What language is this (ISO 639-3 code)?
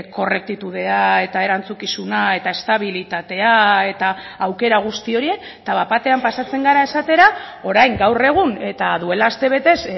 eus